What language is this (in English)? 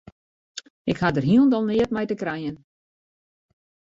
Western Frisian